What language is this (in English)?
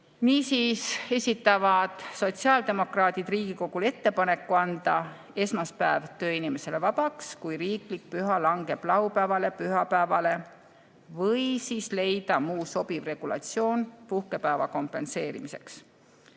Estonian